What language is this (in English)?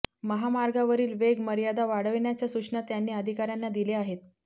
Marathi